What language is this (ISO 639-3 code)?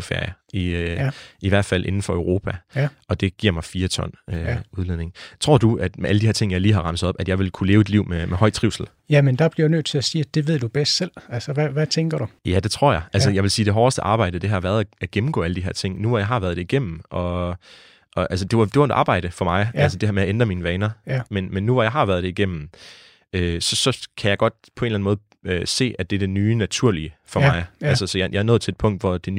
dan